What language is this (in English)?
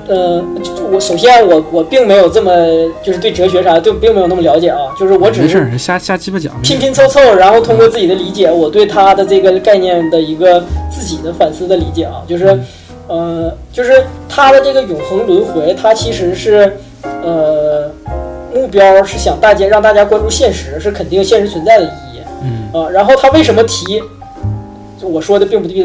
Chinese